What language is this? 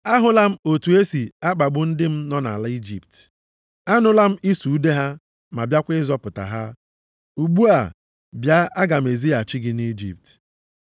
Igbo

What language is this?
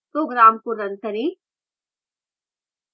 Hindi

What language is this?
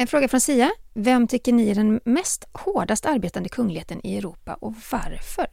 Swedish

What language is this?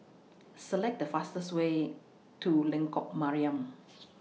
English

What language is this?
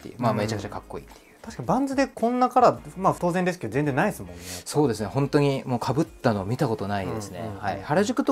Japanese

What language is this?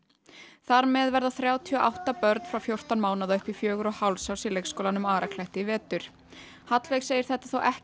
Icelandic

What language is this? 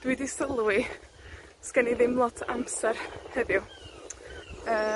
Welsh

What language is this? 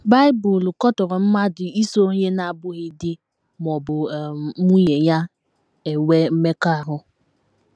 Igbo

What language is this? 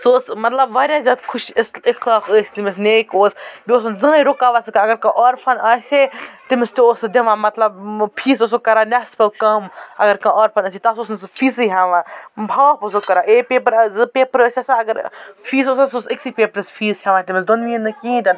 Kashmiri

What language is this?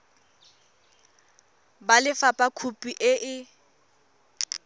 Tswana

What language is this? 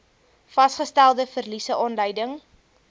Afrikaans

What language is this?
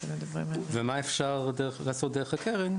Hebrew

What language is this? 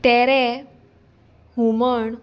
Konkani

